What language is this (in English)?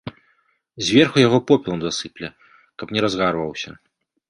Belarusian